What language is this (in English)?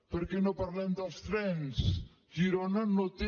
Catalan